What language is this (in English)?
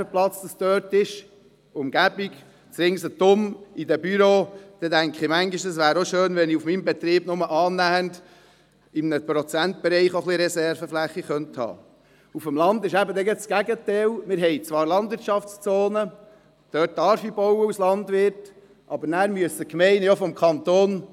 Swiss German